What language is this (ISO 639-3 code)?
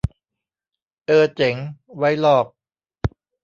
tha